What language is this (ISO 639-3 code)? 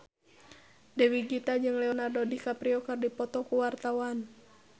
sun